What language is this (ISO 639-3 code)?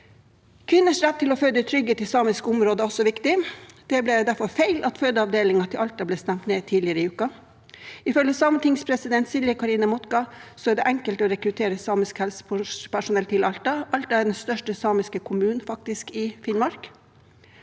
nor